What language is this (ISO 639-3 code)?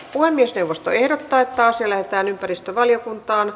fin